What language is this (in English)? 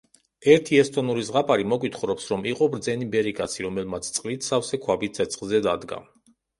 Georgian